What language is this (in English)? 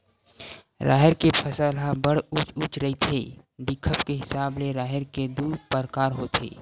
Chhattisgarhi